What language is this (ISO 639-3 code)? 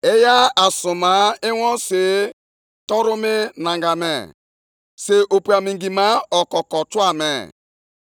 ibo